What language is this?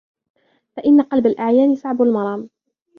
Arabic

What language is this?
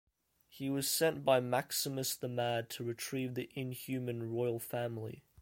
English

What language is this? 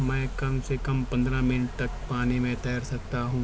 Urdu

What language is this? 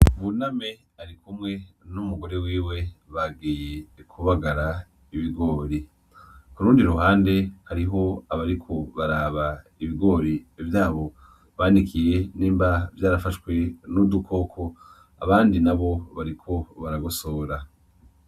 Rundi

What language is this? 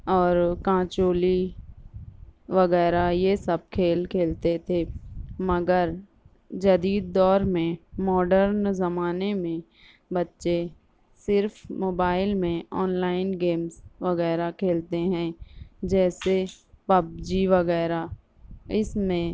Urdu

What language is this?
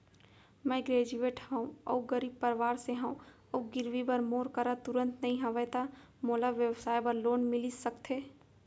Chhattisgarhi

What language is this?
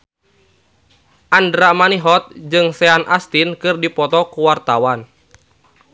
Sundanese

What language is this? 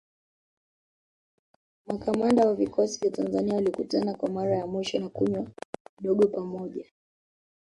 Swahili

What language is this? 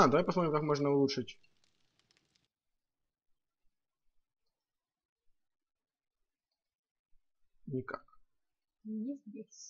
Russian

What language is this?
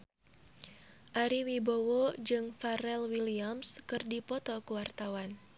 Sundanese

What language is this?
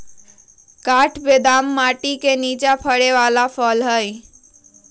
Magahi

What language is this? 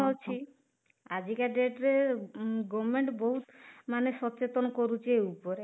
Odia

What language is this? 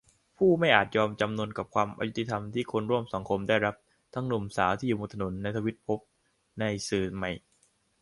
Thai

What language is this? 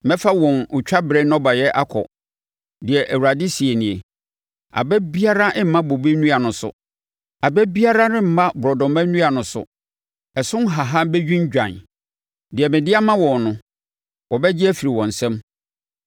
Akan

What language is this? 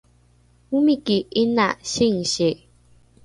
Rukai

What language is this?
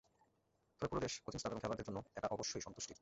Bangla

